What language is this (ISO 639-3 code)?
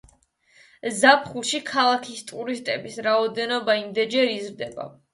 kat